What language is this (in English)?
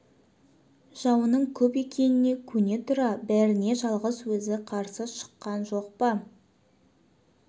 Kazakh